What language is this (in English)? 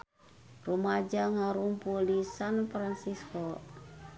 Sundanese